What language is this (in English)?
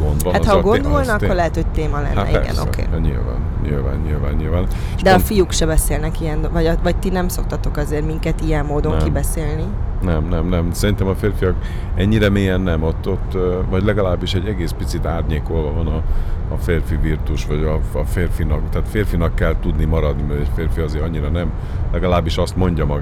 Hungarian